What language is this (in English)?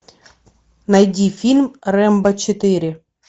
Russian